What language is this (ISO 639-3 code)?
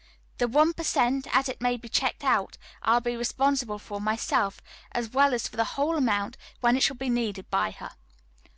eng